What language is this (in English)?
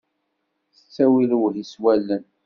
Kabyle